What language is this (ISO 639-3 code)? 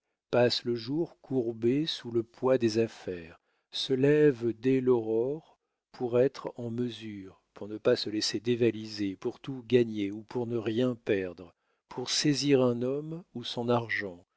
fra